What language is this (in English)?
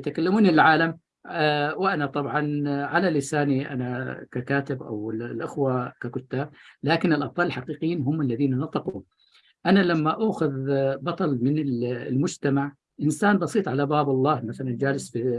Arabic